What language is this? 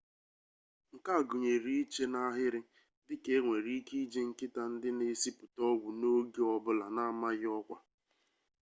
Igbo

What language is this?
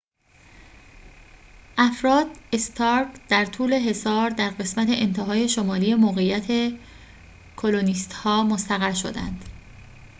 Persian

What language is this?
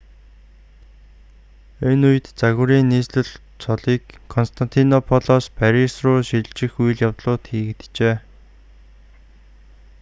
Mongolian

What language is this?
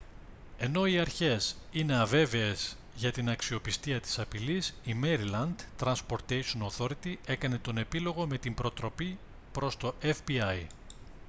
Greek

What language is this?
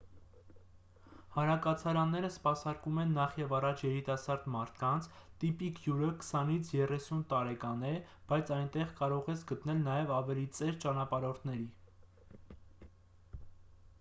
Armenian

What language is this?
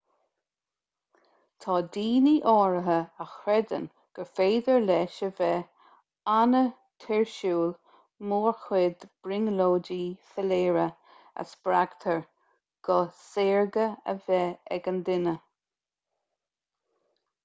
Irish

